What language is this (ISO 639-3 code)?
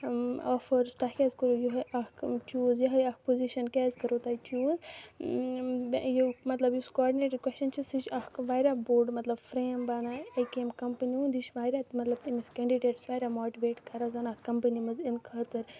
kas